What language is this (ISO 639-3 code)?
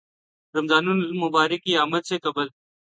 urd